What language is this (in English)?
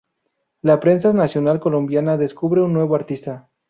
Spanish